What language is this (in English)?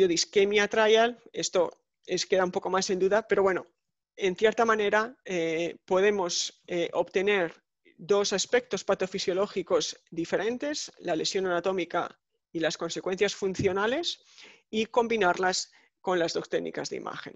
Spanish